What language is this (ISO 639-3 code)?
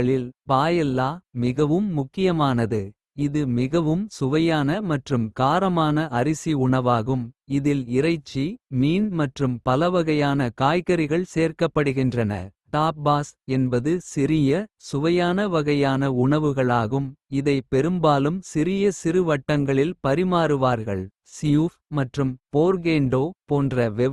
kfe